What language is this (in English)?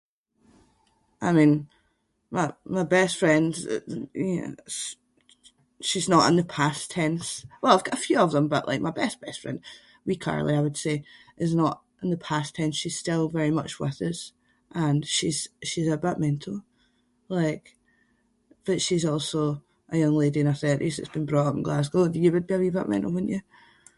Scots